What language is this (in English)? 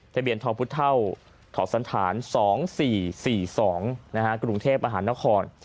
Thai